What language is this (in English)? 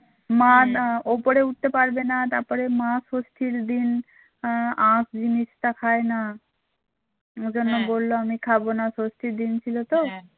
Bangla